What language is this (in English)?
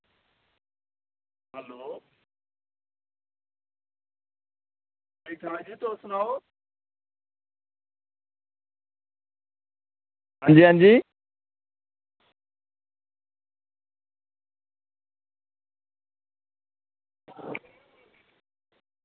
Dogri